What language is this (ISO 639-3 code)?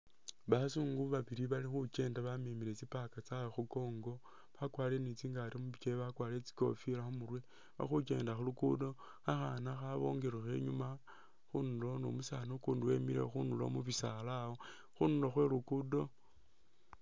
myx